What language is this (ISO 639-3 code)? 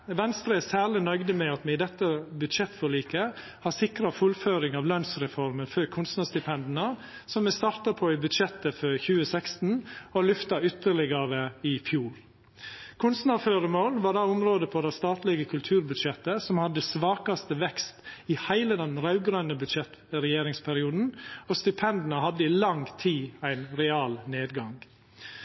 nno